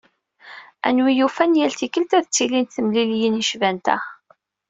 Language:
Kabyle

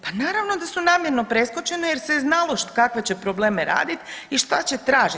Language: Croatian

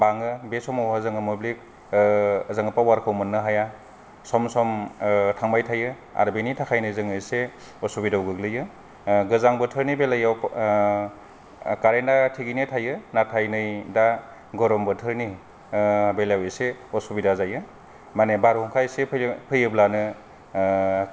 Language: Bodo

